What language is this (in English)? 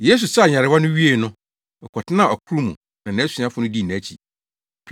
Akan